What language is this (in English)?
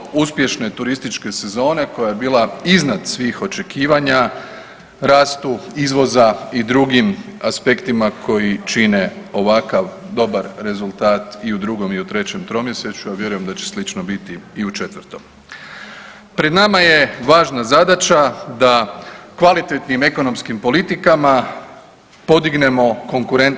Croatian